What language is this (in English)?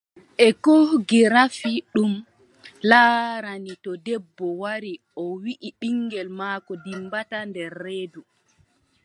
Adamawa Fulfulde